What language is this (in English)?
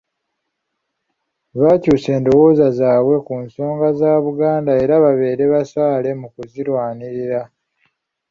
Ganda